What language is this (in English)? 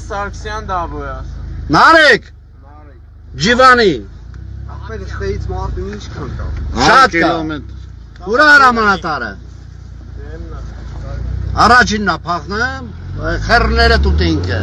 Romanian